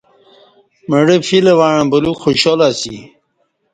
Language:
Kati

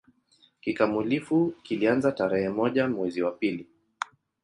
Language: Swahili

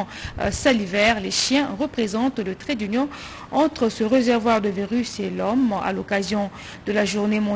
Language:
French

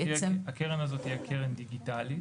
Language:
Hebrew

